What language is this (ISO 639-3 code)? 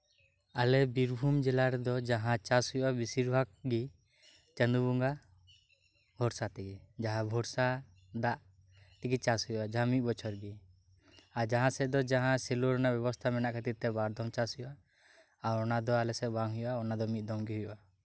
sat